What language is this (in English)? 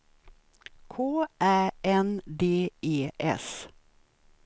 Swedish